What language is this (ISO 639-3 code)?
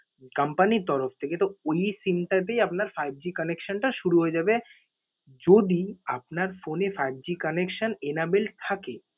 ben